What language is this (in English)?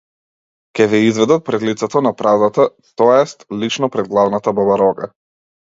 Macedonian